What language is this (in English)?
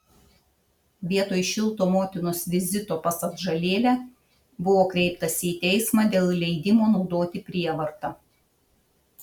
Lithuanian